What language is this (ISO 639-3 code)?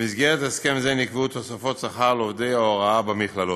heb